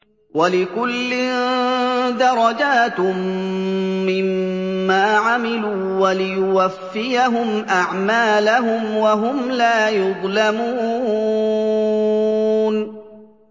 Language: Arabic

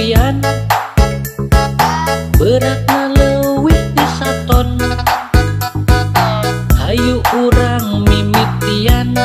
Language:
Indonesian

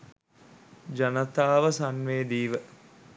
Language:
Sinhala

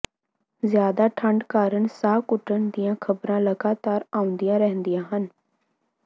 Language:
Punjabi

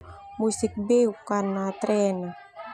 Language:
Termanu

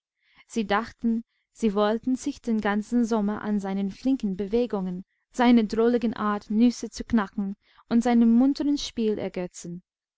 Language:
German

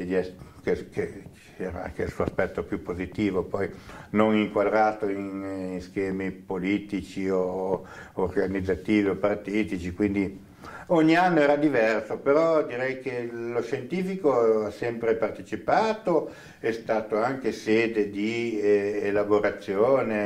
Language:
Italian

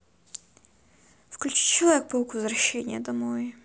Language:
Russian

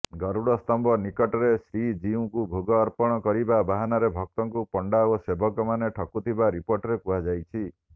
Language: Odia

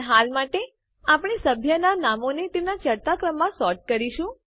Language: Gujarati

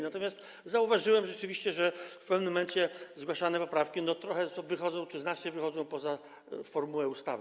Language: Polish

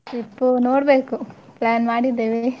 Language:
Kannada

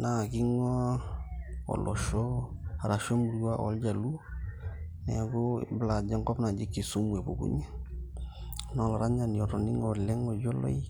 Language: Masai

